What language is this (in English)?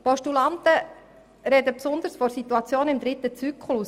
Swiss German